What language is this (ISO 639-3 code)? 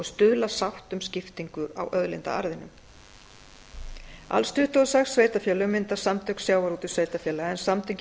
isl